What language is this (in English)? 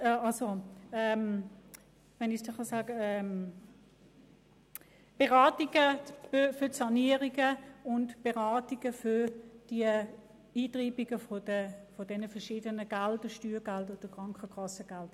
Swiss German